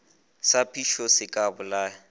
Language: Northern Sotho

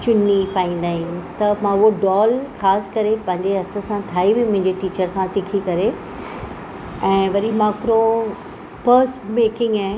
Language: Sindhi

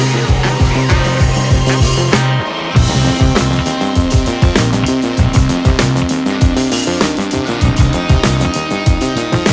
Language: Indonesian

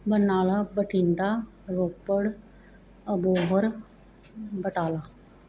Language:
Punjabi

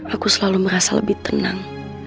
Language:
Indonesian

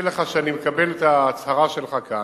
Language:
Hebrew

